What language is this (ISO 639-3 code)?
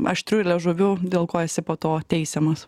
lit